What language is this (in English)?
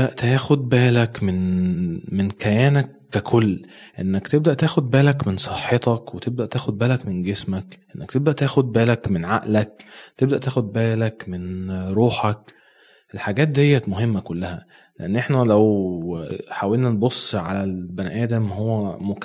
Arabic